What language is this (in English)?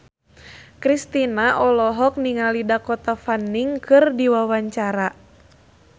Sundanese